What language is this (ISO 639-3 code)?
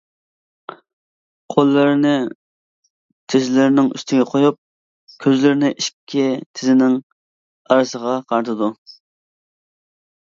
uig